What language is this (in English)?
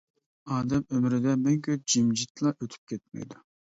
Uyghur